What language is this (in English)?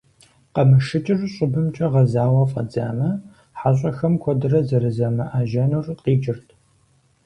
Kabardian